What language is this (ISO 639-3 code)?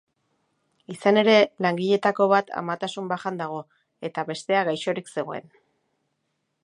eus